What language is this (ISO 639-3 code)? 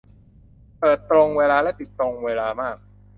tha